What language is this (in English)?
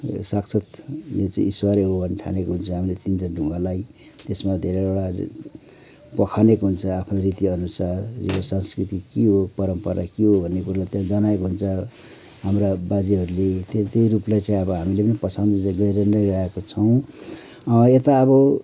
Nepali